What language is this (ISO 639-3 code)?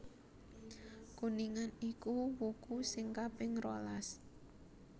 jav